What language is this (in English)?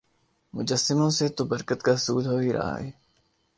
Urdu